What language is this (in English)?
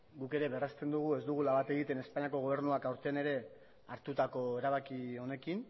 Basque